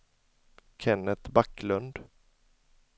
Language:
Swedish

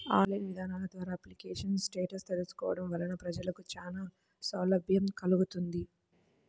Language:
Telugu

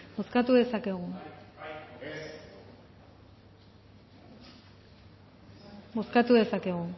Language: Basque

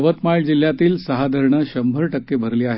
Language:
Marathi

